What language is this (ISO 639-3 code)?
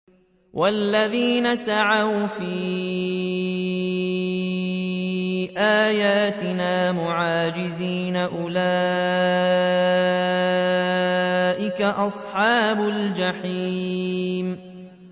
ara